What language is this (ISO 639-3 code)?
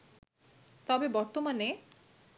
ben